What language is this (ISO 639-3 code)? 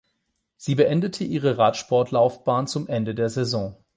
deu